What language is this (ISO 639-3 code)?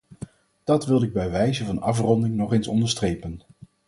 nld